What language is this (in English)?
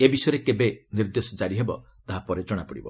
Odia